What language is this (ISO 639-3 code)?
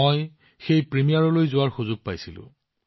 asm